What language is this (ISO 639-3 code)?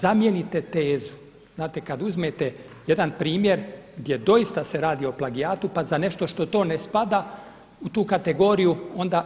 hrv